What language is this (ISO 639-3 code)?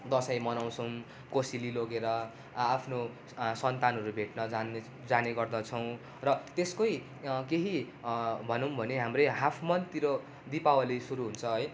nep